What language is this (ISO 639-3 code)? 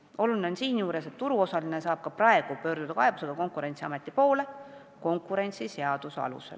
est